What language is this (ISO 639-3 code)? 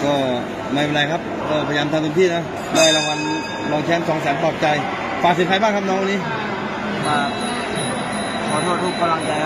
tha